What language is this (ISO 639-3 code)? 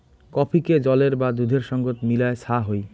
ben